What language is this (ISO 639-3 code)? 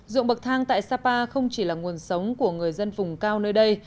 vie